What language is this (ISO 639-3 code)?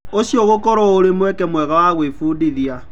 kik